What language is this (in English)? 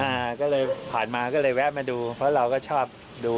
Thai